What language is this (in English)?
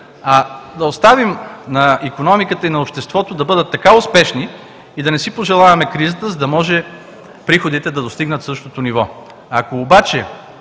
Bulgarian